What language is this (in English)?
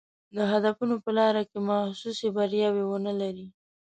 Pashto